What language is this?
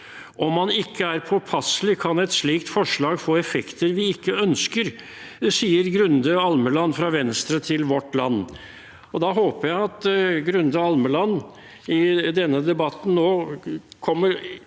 Norwegian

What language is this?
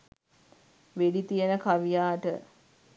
Sinhala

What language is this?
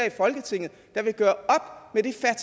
Danish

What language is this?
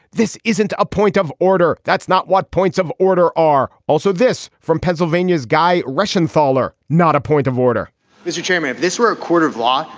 English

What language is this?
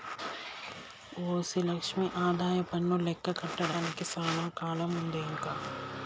Telugu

